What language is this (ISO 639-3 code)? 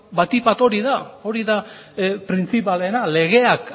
eus